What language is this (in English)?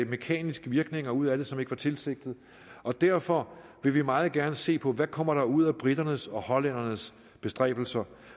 Danish